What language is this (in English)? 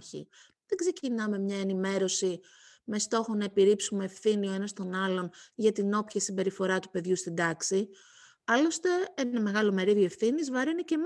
Greek